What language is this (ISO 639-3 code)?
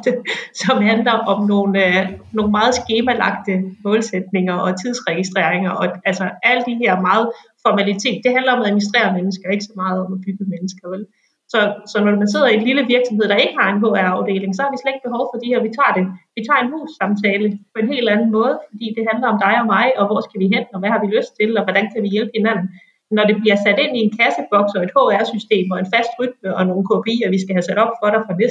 dan